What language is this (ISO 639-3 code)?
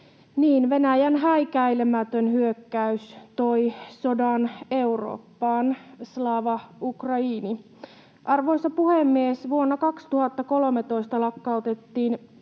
fin